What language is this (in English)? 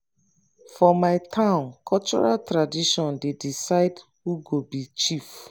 Nigerian Pidgin